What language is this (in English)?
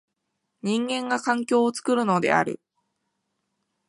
Japanese